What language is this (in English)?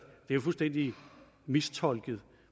Danish